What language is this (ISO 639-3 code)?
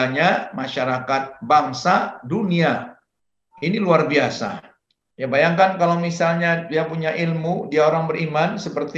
ind